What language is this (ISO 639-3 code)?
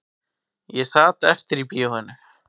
isl